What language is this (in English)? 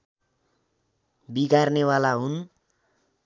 Nepali